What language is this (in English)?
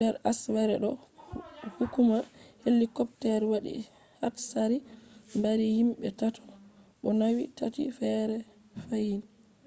Fula